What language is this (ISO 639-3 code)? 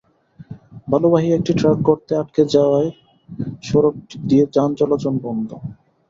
ben